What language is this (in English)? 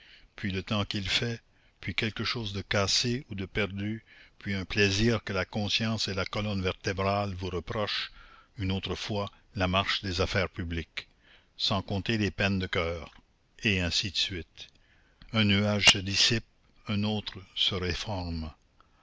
French